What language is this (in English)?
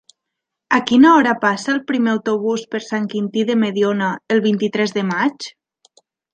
Catalan